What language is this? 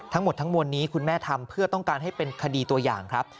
Thai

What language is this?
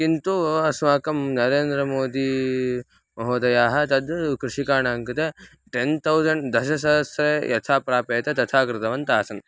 Sanskrit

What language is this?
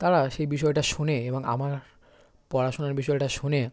Bangla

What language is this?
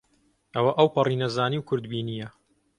Central Kurdish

